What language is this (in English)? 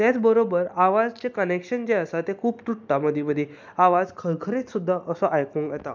Konkani